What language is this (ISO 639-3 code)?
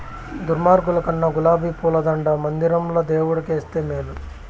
tel